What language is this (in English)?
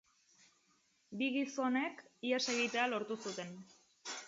Basque